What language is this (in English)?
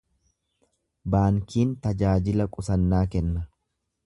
Oromo